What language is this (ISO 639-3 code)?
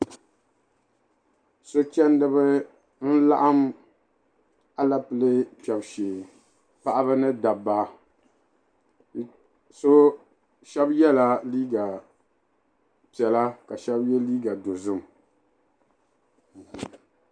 dag